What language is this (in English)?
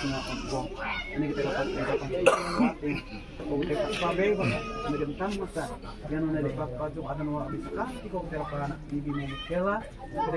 Arabic